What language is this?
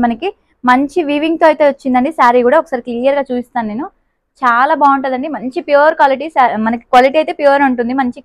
Telugu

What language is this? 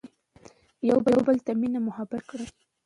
Pashto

